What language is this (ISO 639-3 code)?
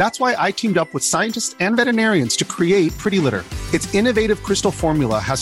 heb